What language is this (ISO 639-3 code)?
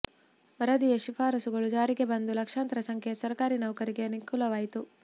kan